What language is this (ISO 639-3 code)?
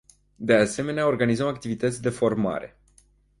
ron